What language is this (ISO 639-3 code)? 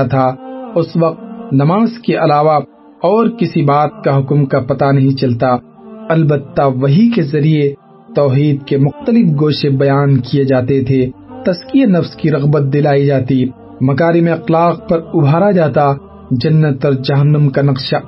urd